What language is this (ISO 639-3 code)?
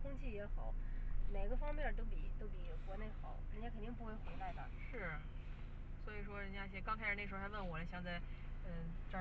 zho